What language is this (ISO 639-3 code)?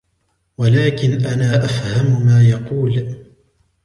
ara